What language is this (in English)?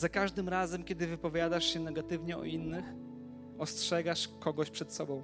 Polish